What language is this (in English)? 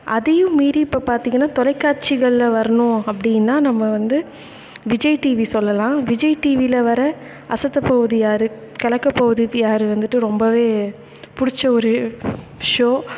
Tamil